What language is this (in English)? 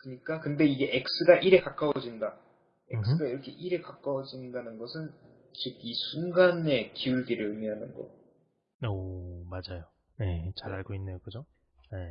Korean